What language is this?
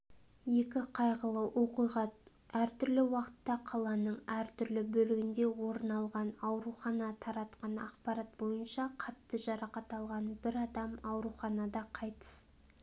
Kazakh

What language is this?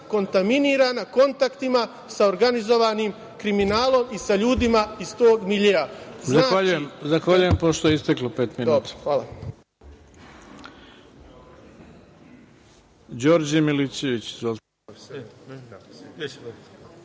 Serbian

